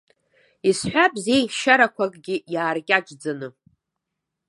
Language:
Abkhazian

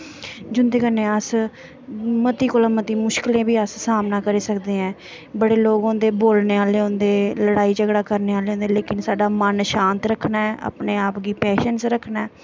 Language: Dogri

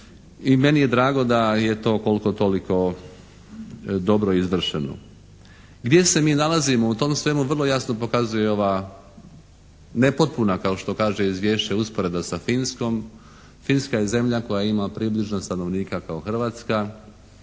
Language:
Croatian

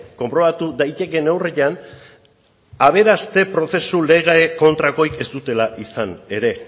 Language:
Basque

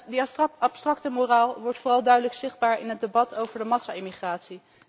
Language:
Dutch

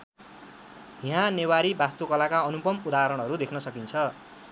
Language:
Nepali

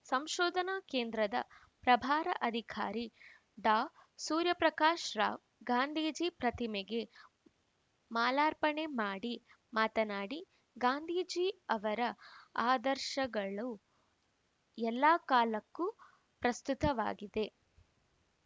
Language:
Kannada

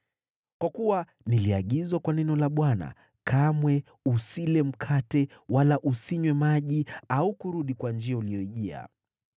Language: Swahili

